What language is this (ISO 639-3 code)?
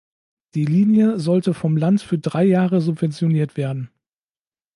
deu